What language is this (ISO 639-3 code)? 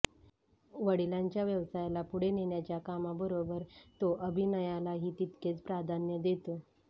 mar